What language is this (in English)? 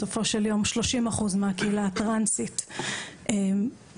Hebrew